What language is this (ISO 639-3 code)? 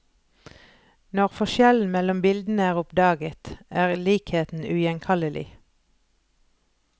nor